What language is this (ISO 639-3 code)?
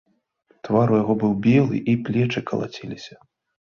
bel